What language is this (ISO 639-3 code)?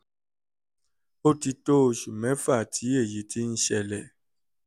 yor